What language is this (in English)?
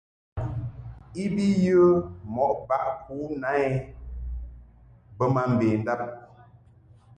Mungaka